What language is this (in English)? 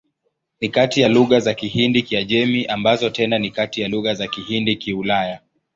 Swahili